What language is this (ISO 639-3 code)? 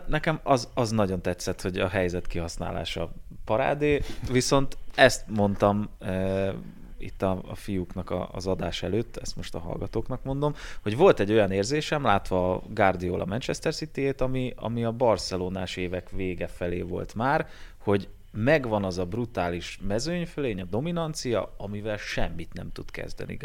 hun